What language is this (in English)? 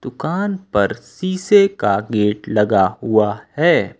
Hindi